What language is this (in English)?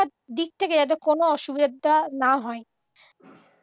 Bangla